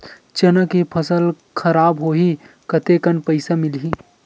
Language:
Chhattisgarhi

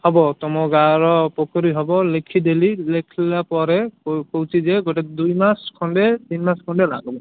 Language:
Odia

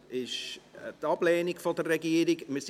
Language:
Swiss German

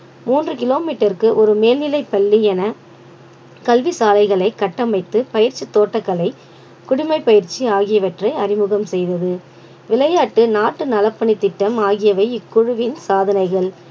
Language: Tamil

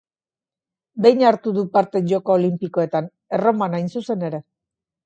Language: Basque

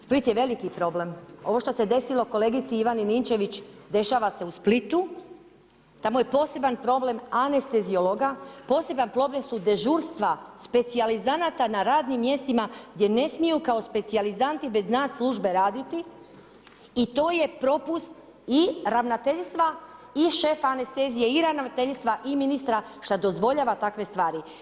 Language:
Croatian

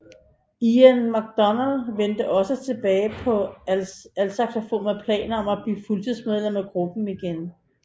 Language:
Danish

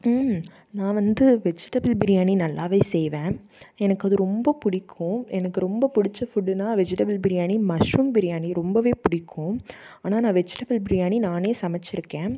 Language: Tamil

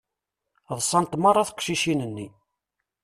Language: Kabyle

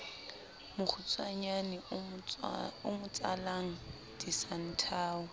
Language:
Southern Sotho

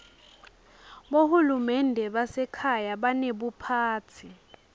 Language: Swati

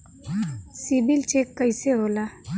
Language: Bhojpuri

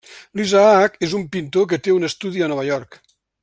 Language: Catalan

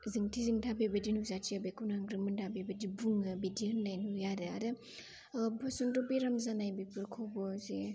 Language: Bodo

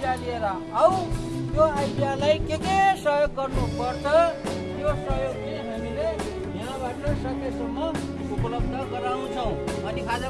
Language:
Nepali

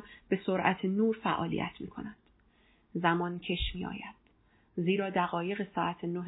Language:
Persian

